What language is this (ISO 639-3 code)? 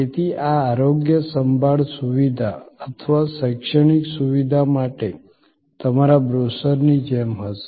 guj